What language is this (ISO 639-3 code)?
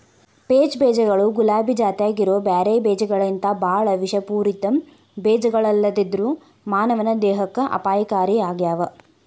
kan